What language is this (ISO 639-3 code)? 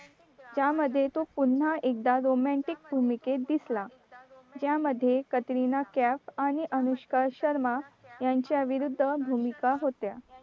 mar